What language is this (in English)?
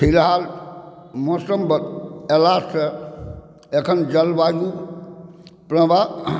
Maithili